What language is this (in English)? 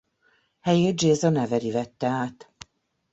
Hungarian